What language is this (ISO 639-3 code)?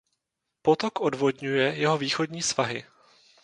ces